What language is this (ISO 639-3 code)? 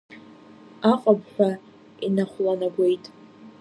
abk